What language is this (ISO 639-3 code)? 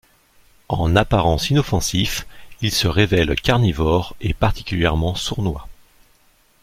fra